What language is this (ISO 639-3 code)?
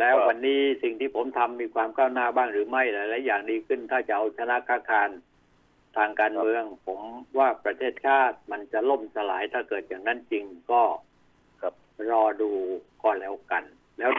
tha